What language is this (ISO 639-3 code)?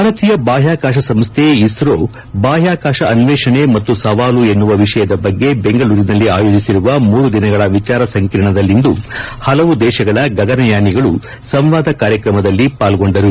kan